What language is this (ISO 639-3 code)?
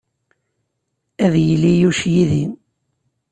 kab